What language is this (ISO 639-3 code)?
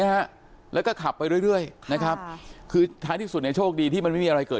tha